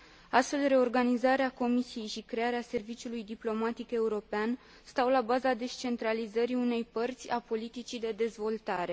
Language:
Romanian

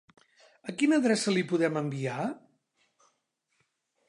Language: Catalan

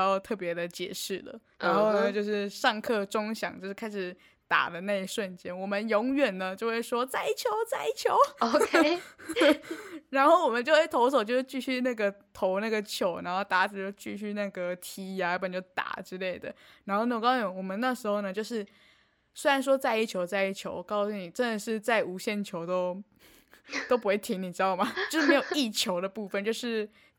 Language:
Chinese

